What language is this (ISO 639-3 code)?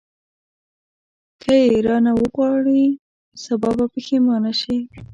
pus